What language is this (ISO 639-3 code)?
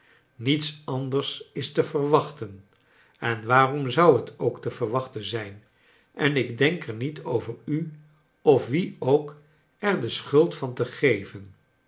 nld